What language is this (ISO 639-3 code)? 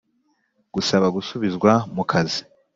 kin